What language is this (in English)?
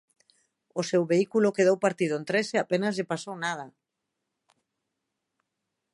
Galician